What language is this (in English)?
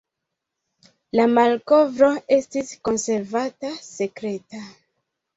Esperanto